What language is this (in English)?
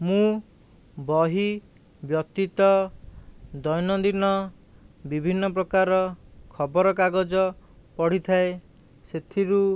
Odia